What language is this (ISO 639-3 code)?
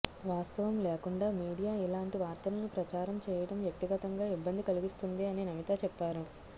tel